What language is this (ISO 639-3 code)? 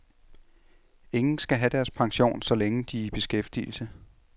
dan